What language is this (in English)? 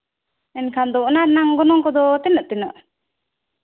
Santali